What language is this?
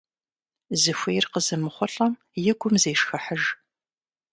Kabardian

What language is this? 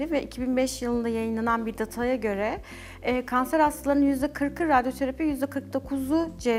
Turkish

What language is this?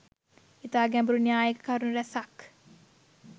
Sinhala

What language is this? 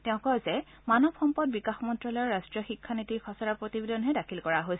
Assamese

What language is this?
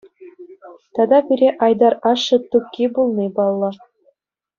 Chuvash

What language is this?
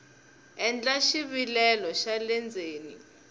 Tsonga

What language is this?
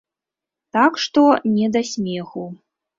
Belarusian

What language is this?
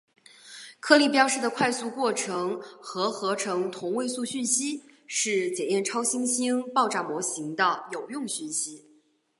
Chinese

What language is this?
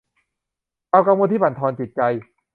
Thai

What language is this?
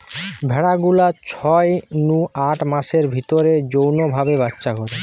Bangla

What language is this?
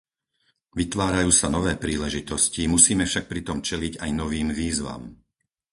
Slovak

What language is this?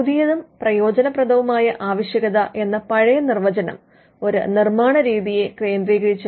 Malayalam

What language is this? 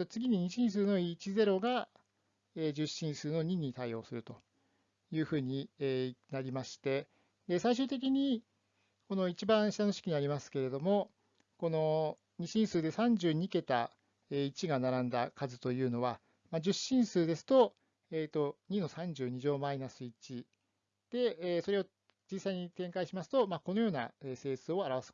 Japanese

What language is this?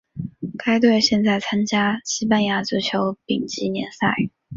Chinese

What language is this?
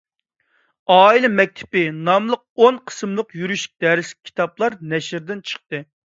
Uyghur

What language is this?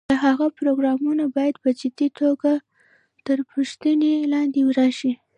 Pashto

